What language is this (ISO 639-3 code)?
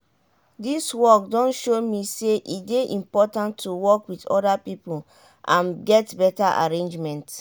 pcm